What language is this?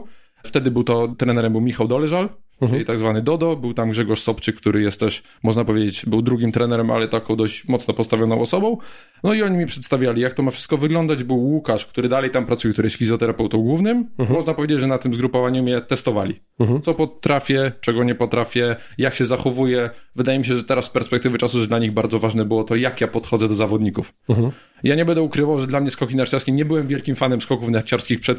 Polish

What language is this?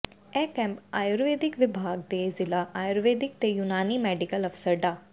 Punjabi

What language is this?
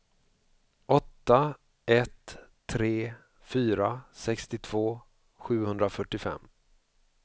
Swedish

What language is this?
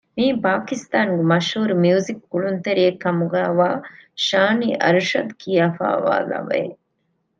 Divehi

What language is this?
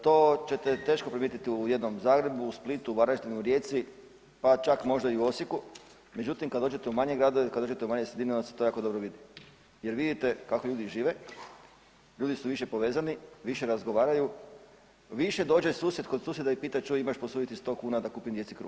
Croatian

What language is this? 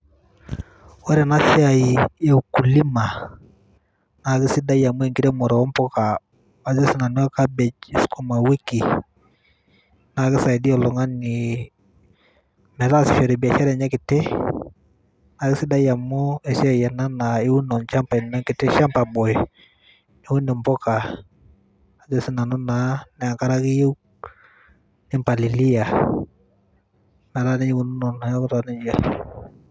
Masai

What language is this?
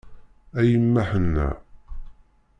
Kabyle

